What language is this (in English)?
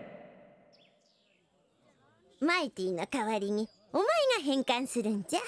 Japanese